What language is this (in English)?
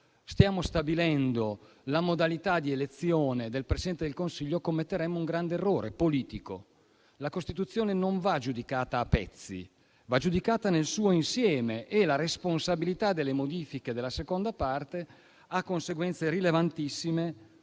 Italian